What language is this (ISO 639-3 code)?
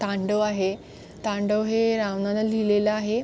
mar